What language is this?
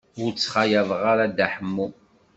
Kabyle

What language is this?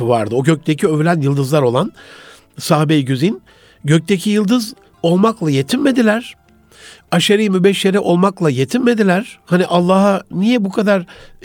Turkish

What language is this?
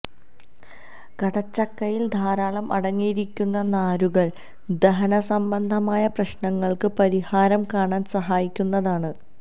Malayalam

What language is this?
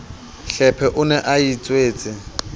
Southern Sotho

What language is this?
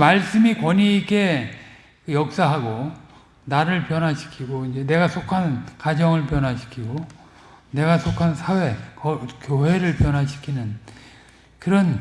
Korean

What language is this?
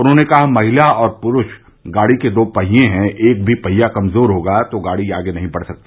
Hindi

